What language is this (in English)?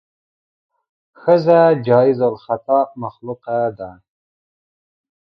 Pashto